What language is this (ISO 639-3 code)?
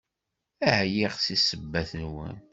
kab